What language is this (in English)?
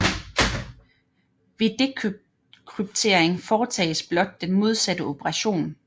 Danish